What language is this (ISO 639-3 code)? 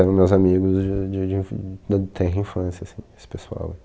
por